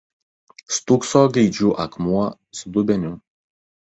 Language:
Lithuanian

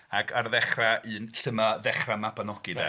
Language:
Welsh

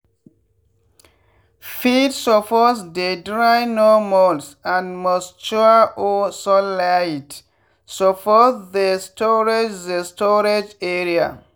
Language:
Nigerian Pidgin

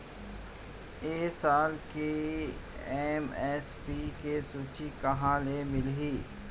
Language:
Chhattisgarhi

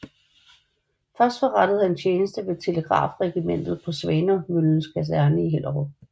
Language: Danish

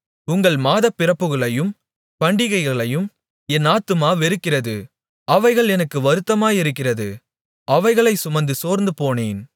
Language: Tamil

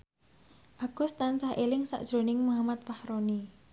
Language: Javanese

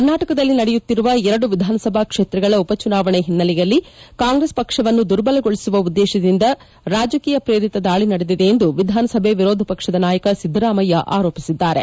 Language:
Kannada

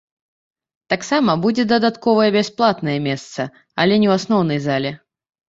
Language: Belarusian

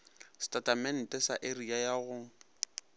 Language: Northern Sotho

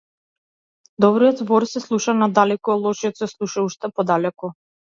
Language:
Macedonian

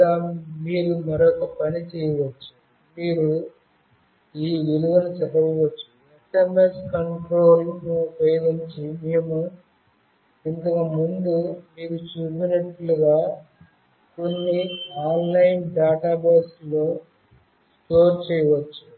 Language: Telugu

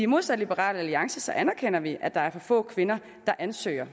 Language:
Danish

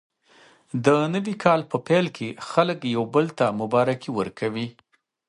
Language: Pashto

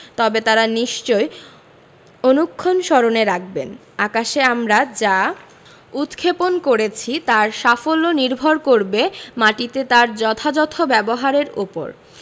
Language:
Bangla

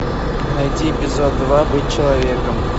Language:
Russian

